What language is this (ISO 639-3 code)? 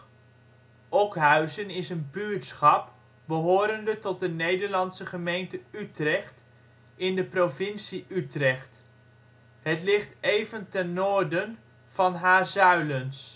nld